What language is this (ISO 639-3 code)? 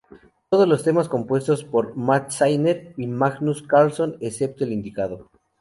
spa